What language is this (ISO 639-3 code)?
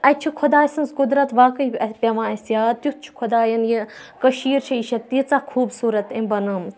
kas